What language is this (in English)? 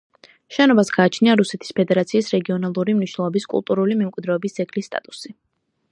Georgian